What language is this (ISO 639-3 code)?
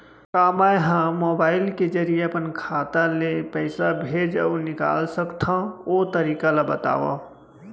hne